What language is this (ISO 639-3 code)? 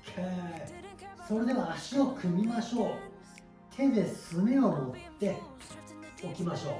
jpn